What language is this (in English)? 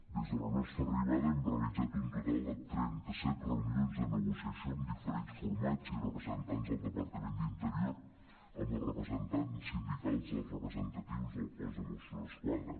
Catalan